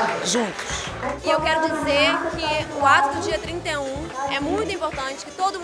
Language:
Portuguese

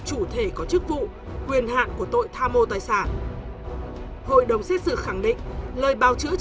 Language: Vietnamese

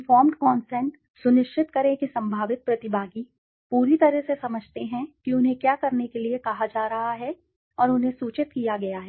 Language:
Hindi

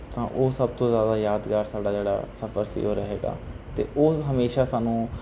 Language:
Punjabi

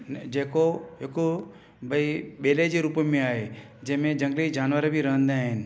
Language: Sindhi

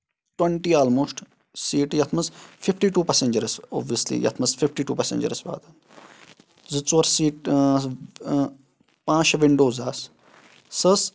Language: Kashmiri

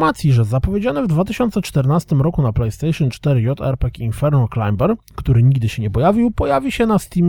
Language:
Polish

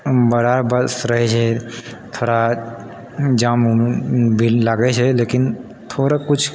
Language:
Maithili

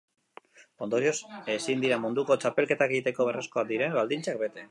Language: Basque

